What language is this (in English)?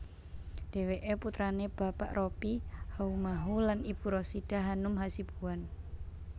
Javanese